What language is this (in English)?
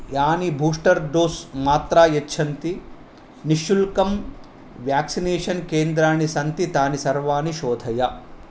Sanskrit